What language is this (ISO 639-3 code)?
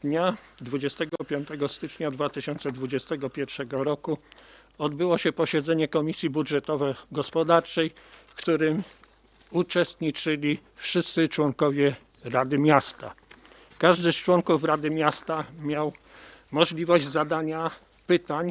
pol